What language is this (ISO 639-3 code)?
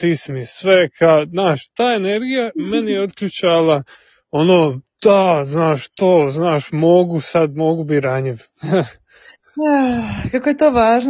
hrv